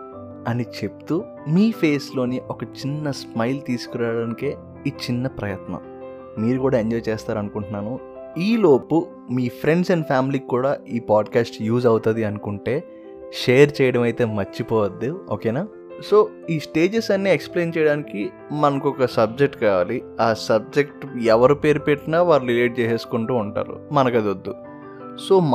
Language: Telugu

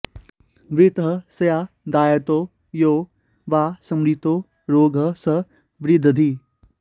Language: Sanskrit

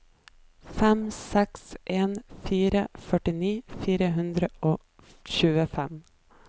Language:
Norwegian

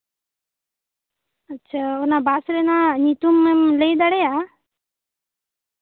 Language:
Santali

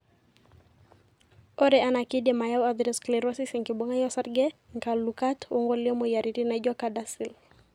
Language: Masai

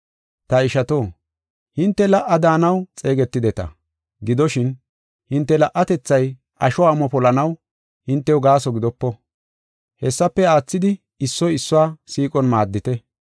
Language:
Gofa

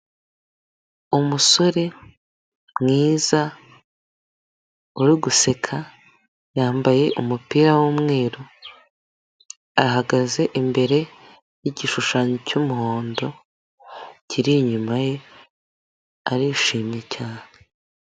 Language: Kinyarwanda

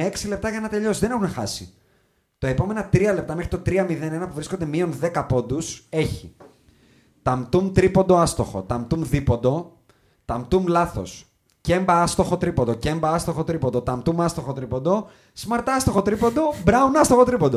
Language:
Greek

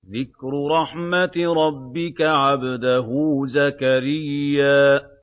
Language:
Arabic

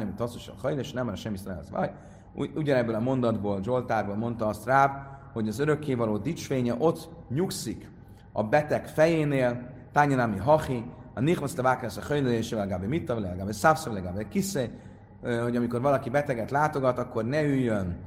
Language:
Hungarian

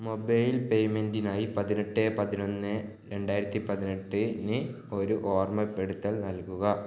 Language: Malayalam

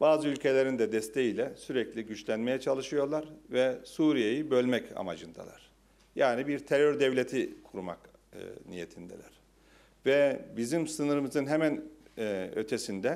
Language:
Turkish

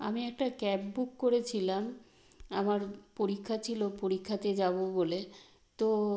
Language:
Bangla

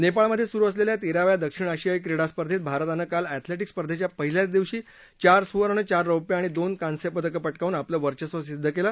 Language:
Marathi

